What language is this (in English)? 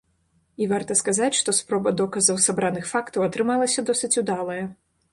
Belarusian